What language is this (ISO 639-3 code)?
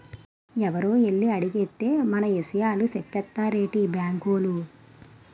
tel